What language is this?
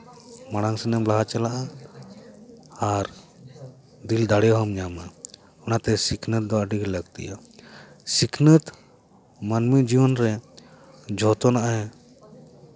Santali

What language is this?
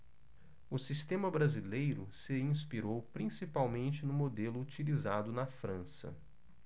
Portuguese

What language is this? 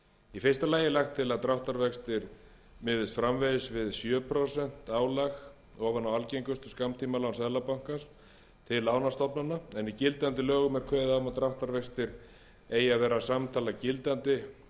Icelandic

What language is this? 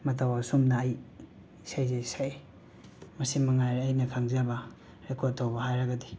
Manipuri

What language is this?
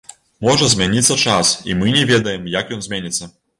Belarusian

